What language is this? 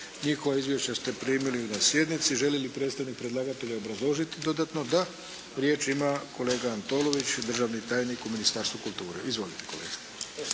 Croatian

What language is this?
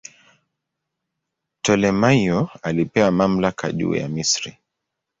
Swahili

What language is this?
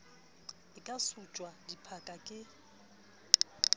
Southern Sotho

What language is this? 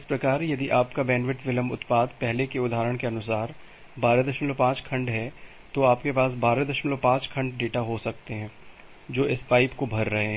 Hindi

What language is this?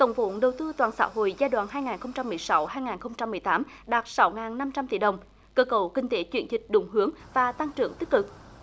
Vietnamese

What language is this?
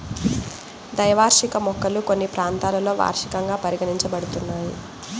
Telugu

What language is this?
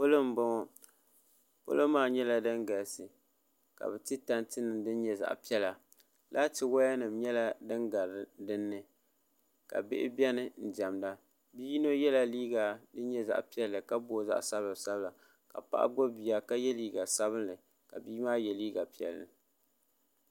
Dagbani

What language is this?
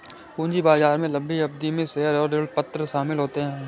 Hindi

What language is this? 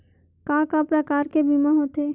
Chhattisgarhi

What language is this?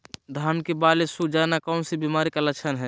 Magahi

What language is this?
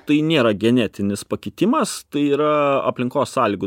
Lithuanian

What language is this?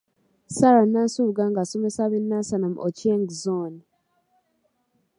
Ganda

